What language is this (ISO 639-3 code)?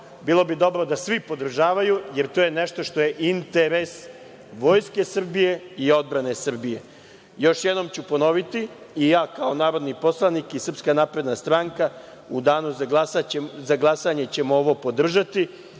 srp